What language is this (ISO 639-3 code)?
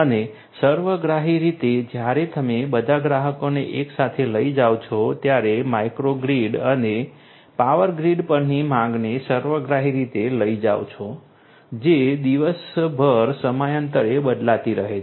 guj